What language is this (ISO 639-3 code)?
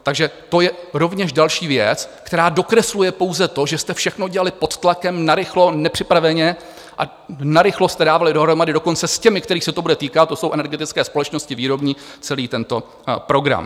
ces